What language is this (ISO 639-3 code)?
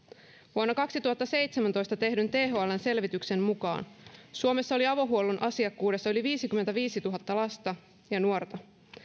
fin